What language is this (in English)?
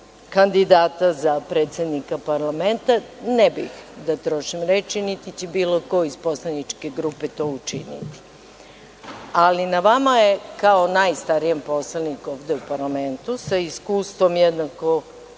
Serbian